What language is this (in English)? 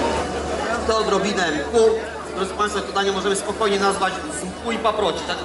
Polish